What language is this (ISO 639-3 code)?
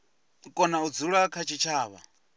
ven